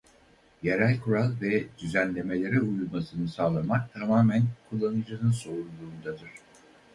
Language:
Turkish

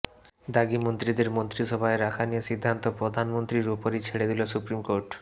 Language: Bangla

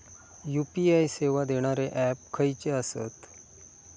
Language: Marathi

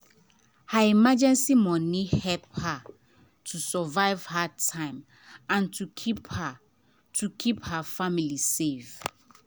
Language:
Nigerian Pidgin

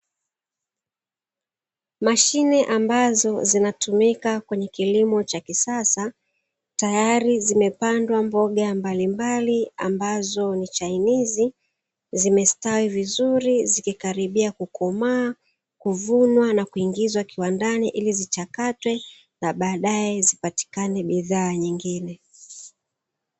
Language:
Swahili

